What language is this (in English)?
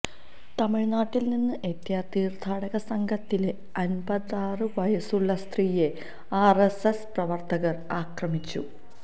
Malayalam